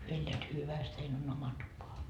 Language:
Finnish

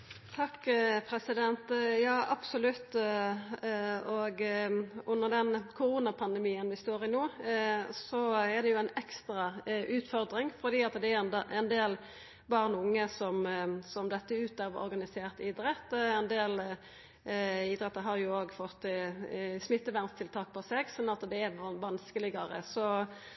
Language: Norwegian Nynorsk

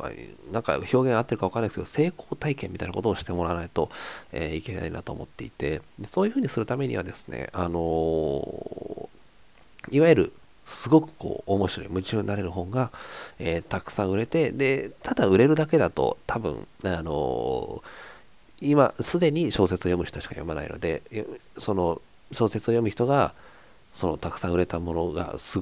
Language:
Japanese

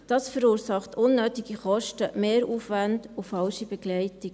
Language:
Swiss German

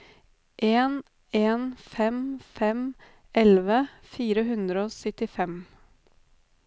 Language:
Norwegian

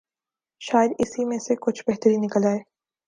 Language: Urdu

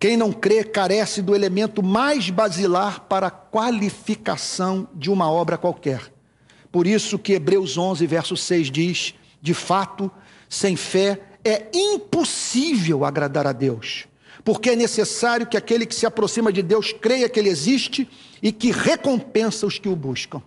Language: Portuguese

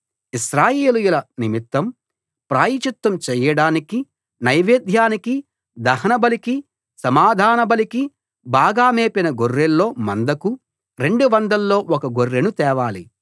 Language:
Telugu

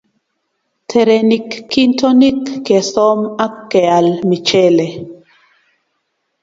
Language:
Kalenjin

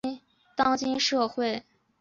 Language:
Chinese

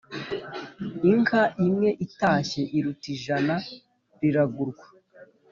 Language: Kinyarwanda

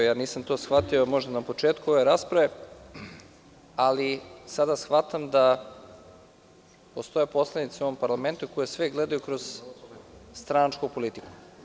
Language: Serbian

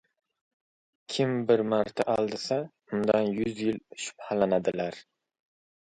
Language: Uzbek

